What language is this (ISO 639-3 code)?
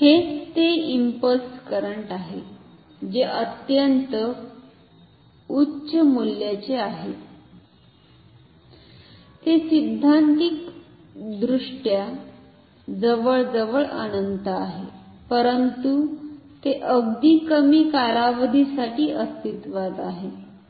mar